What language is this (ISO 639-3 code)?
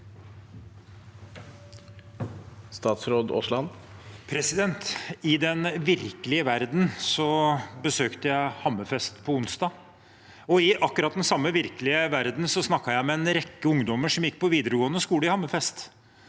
nor